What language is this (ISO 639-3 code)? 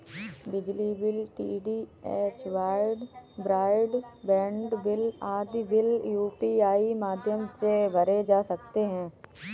hin